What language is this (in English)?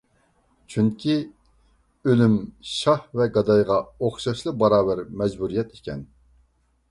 Uyghur